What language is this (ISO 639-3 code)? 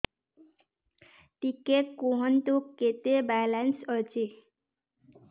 ori